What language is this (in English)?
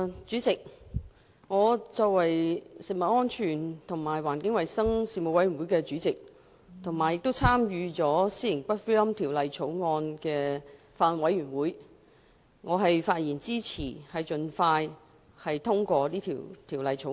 Cantonese